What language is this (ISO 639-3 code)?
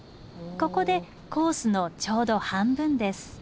jpn